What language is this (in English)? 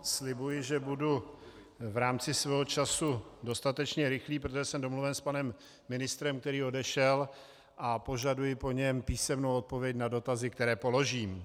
Czech